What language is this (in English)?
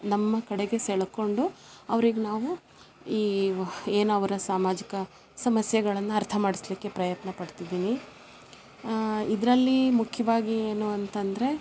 Kannada